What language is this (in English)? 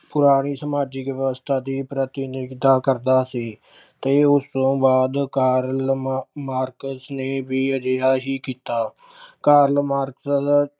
Punjabi